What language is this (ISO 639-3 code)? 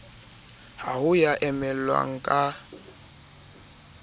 sot